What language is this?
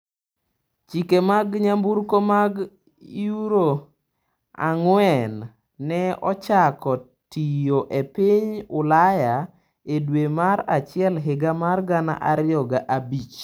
Luo (Kenya and Tanzania)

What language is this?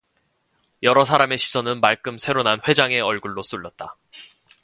Korean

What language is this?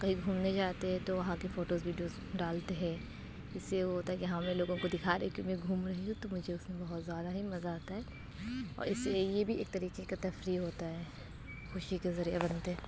Urdu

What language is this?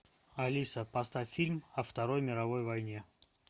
Russian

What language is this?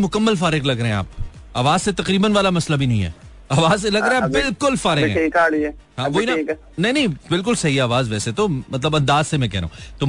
Hindi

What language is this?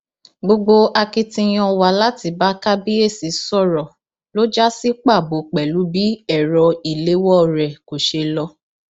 Yoruba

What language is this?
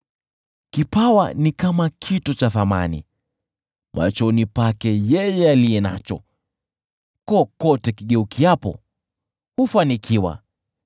Swahili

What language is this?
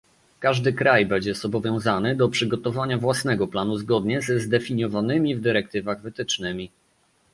Polish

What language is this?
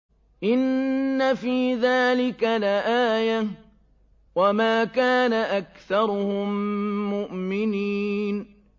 Arabic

